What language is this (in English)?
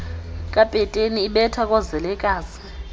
Xhosa